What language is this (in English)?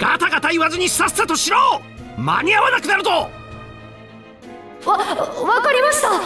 Japanese